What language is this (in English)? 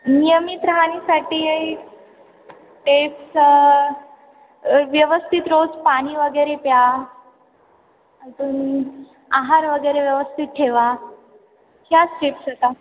Marathi